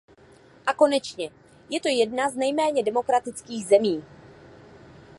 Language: Czech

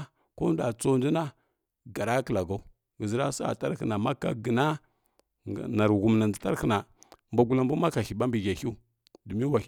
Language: Kirya-Konzəl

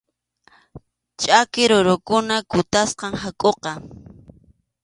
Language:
Arequipa-La Unión Quechua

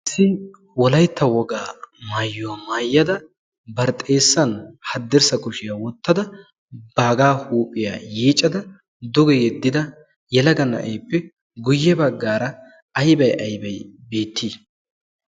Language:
Wolaytta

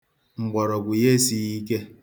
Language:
Igbo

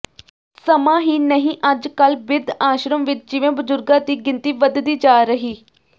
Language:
Punjabi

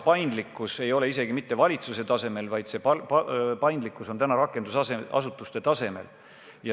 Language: Estonian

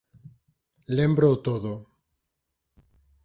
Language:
Galician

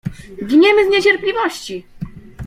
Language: Polish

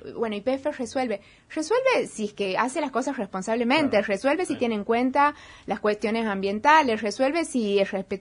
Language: Spanish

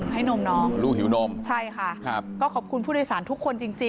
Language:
Thai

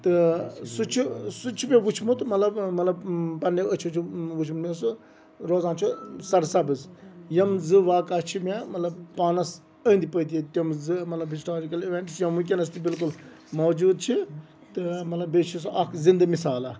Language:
Kashmiri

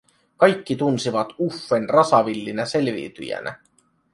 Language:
Finnish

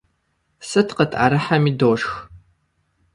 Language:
Kabardian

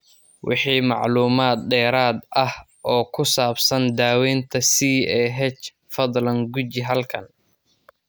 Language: Somali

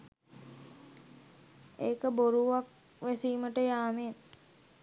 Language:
Sinhala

